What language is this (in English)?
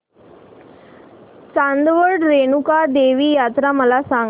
Marathi